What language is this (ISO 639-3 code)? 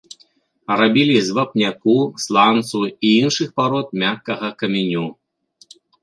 bel